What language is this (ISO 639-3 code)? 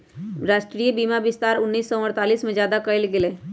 mag